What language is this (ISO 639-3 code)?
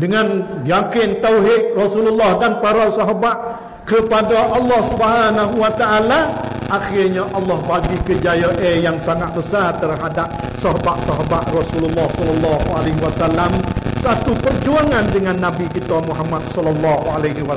msa